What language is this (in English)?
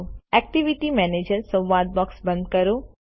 Gujarati